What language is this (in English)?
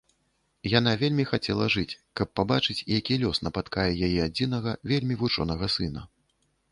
Belarusian